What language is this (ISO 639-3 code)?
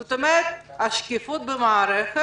heb